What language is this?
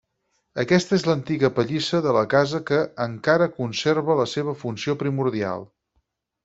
Catalan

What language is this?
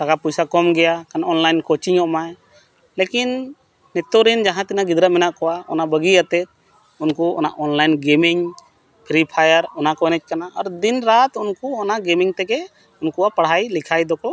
Santali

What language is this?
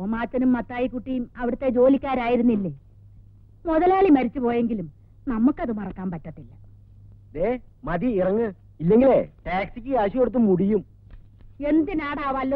Malayalam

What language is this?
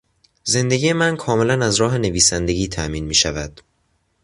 Persian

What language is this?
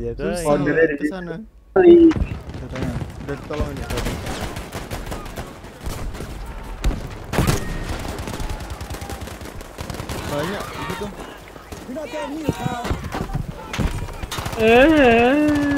Indonesian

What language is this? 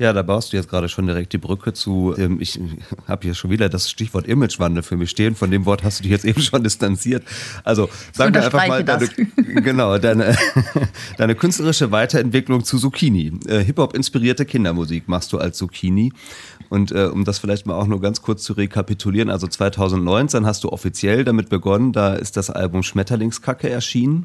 German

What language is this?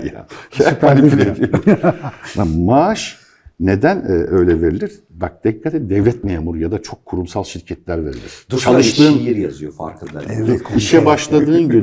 Turkish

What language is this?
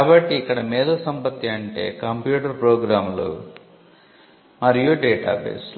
Telugu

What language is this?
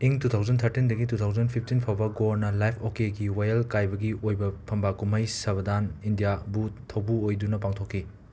Manipuri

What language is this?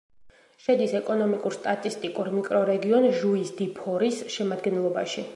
Georgian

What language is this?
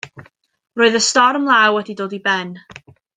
Welsh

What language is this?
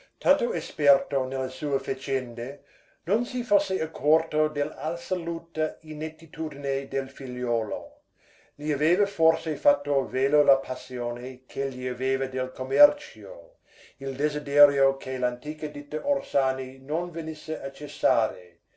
Italian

